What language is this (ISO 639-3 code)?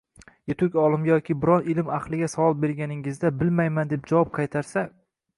uzb